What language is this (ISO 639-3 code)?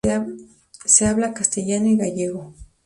spa